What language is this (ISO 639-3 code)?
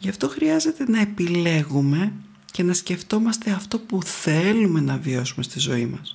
ell